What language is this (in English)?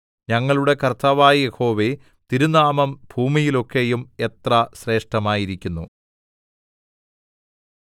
Malayalam